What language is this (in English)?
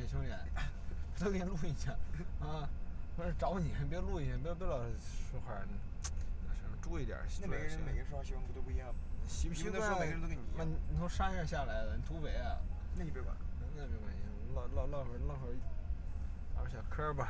Chinese